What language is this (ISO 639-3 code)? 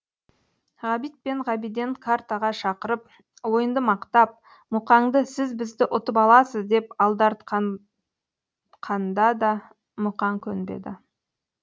kaz